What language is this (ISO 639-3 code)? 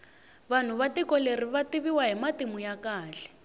tso